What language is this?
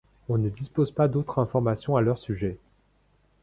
French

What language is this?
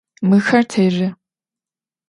Adyghe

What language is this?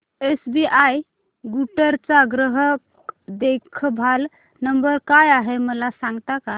Marathi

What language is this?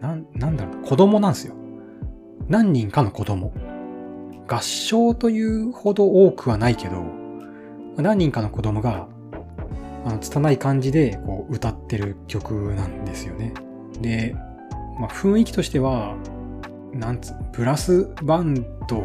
Japanese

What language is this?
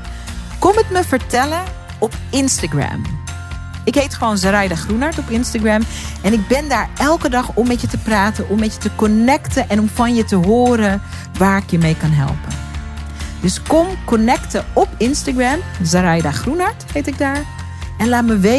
Dutch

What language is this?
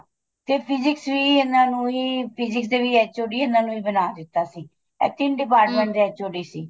Punjabi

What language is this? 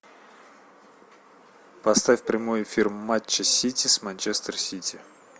Russian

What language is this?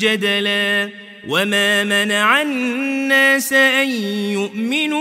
Arabic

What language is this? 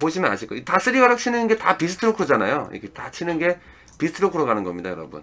Korean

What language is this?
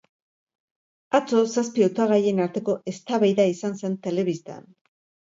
Basque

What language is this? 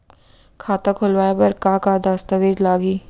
Chhattisgarhi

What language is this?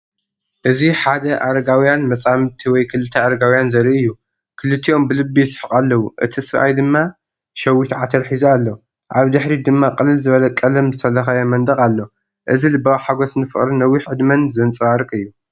Tigrinya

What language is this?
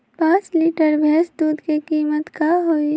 Magahi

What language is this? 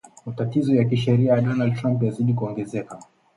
Swahili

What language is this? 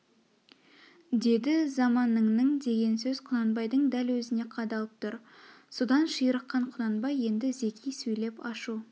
Kazakh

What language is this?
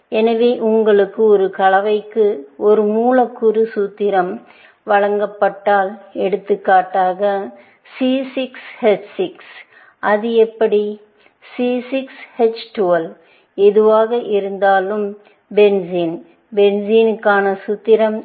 Tamil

